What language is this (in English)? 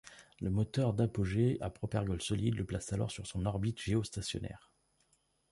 French